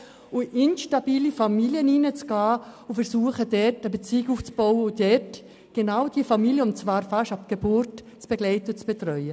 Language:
Swiss German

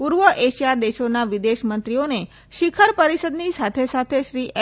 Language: Gujarati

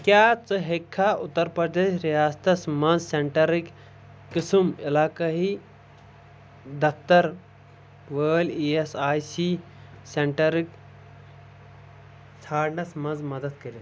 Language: Kashmiri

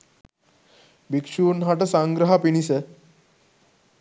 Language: Sinhala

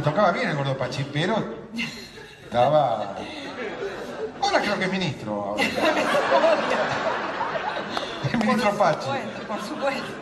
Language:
Spanish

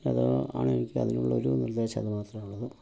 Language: Malayalam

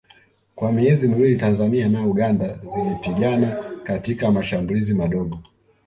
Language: Swahili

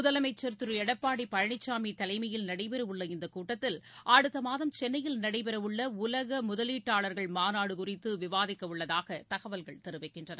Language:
Tamil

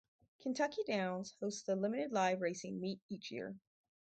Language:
English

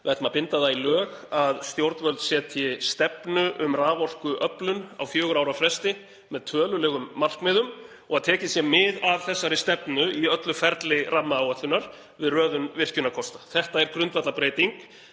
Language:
Icelandic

